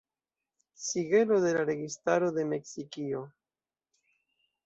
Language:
Esperanto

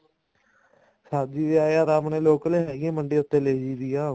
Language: Punjabi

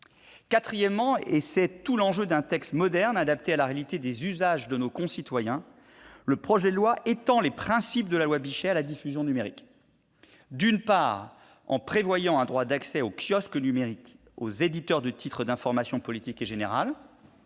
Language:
French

